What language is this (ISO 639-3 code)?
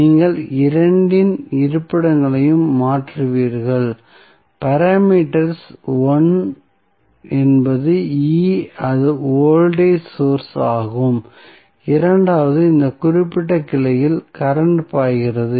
tam